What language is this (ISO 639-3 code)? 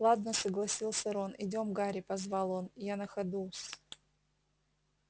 rus